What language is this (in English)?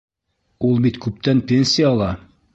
Bashkir